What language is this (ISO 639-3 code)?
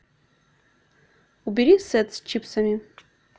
rus